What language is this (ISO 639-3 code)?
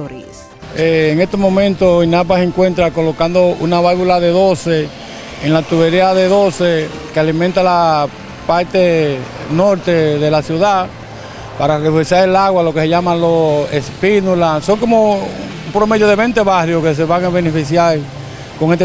spa